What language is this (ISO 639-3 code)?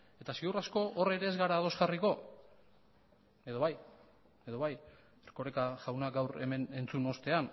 eus